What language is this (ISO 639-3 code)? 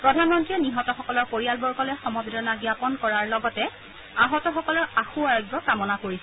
asm